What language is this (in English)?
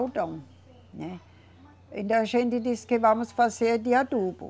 Portuguese